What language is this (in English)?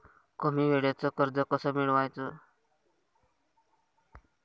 Marathi